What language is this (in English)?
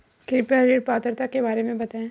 Hindi